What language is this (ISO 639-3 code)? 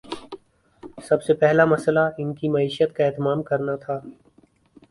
urd